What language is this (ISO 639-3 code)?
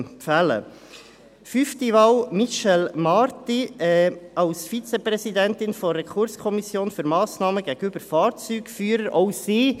gsw